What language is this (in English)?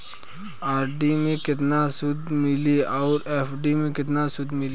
Bhojpuri